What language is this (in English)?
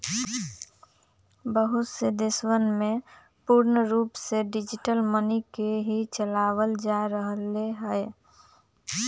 Magahi